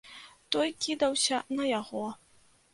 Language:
Belarusian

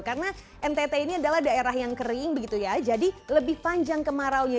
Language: Indonesian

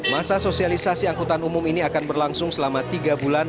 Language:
Indonesian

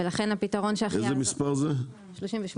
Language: Hebrew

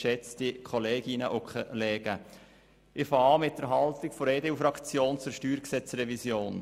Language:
Swiss German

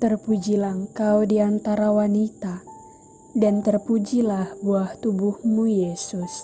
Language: Indonesian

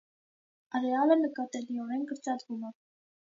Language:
Armenian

